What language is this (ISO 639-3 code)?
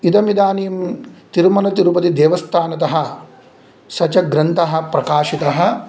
san